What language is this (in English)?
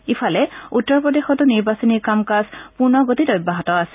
Assamese